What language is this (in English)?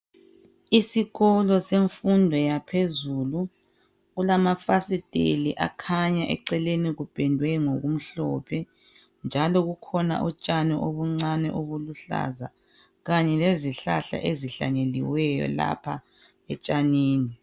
North Ndebele